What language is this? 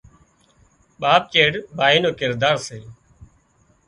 Wadiyara Koli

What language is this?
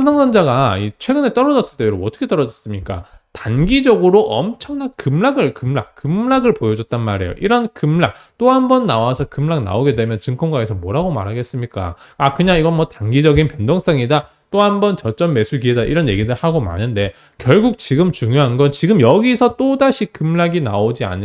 Korean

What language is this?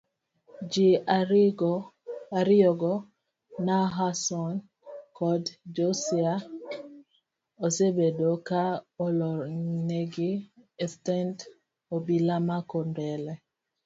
Luo (Kenya and Tanzania)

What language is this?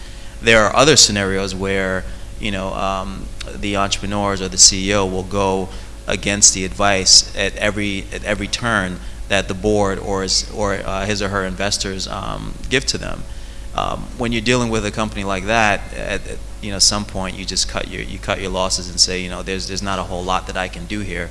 English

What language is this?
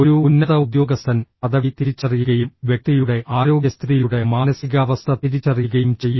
Malayalam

